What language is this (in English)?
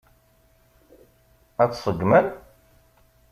Kabyle